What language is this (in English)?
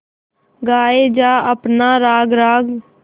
Hindi